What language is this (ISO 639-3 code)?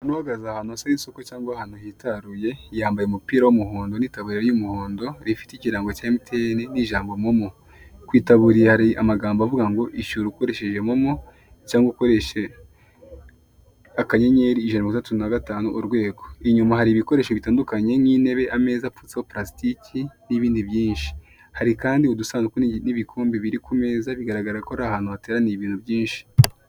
kin